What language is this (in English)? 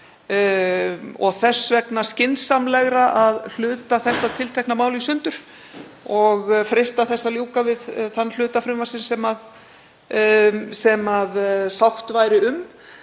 Icelandic